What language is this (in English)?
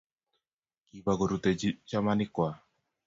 Kalenjin